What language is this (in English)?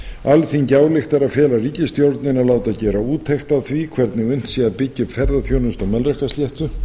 Icelandic